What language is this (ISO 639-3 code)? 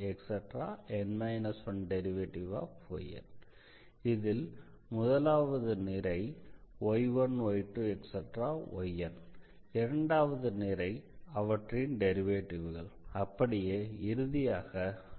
tam